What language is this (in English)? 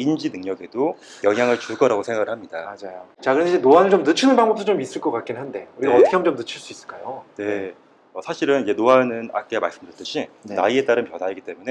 Korean